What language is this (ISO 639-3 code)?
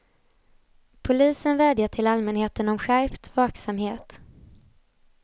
swe